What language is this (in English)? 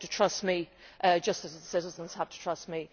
English